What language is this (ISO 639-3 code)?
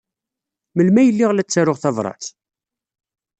kab